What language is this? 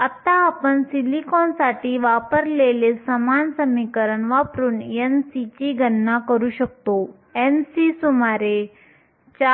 Marathi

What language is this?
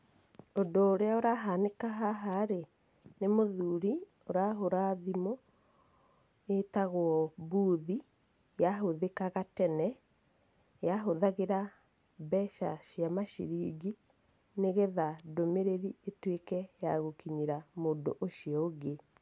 Kikuyu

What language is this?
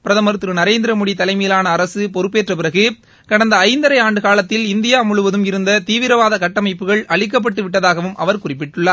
Tamil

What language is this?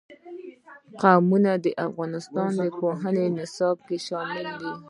Pashto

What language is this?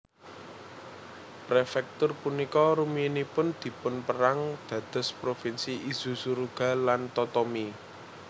Javanese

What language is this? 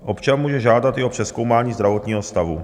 Czech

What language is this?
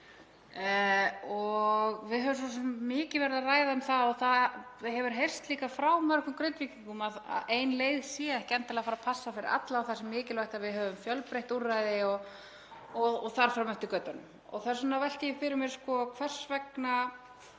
Icelandic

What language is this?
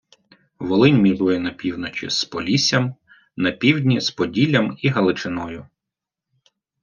Ukrainian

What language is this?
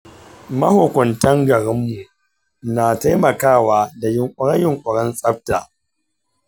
Hausa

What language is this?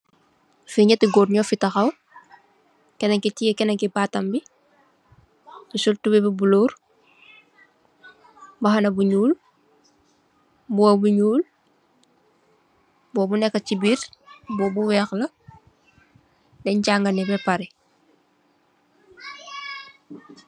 Wolof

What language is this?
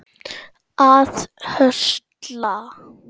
Icelandic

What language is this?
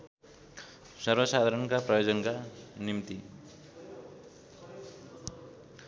Nepali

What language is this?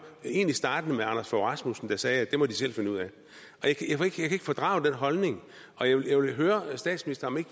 Danish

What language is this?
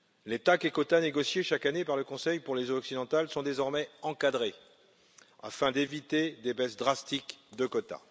French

